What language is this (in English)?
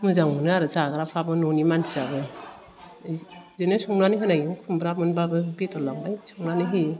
Bodo